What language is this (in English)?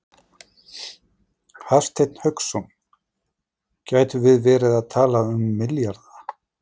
Icelandic